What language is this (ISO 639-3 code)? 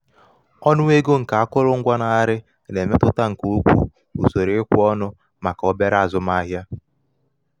ibo